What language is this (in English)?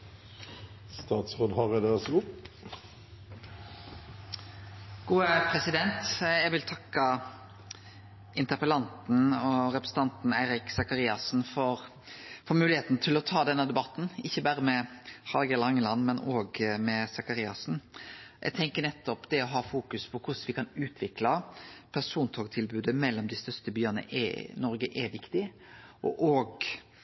Norwegian Nynorsk